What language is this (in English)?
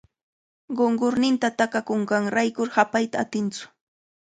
Cajatambo North Lima Quechua